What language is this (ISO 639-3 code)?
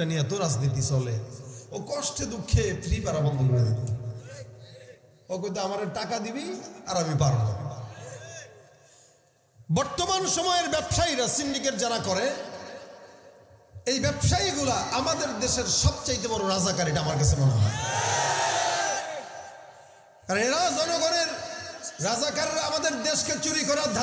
ara